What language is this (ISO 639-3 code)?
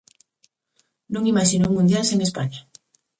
glg